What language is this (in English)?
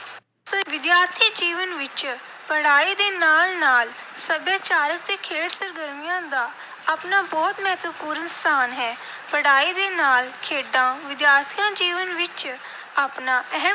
Punjabi